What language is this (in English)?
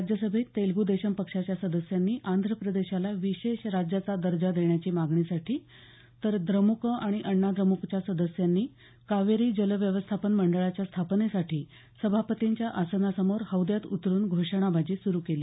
Marathi